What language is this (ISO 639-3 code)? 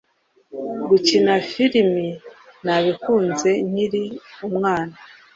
kin